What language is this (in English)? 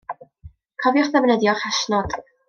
Welsh